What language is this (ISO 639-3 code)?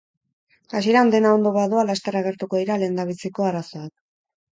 eus